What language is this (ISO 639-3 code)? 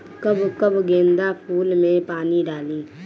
bho